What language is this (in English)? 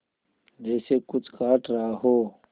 Hindi